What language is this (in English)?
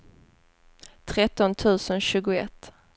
Swedish